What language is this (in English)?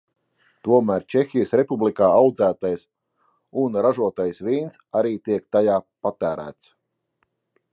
Latvian